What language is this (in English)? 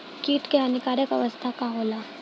Bhojpuri